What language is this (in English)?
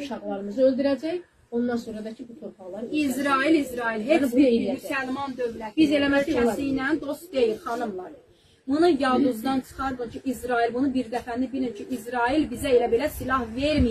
Turkish